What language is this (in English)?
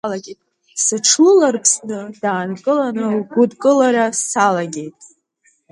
Abkhazian